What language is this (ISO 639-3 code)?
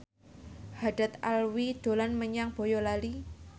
jav